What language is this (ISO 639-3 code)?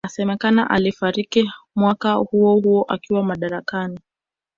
swa